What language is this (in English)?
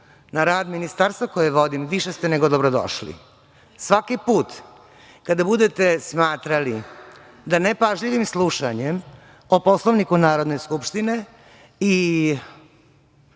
Serbian